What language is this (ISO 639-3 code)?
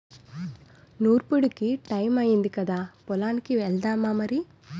tel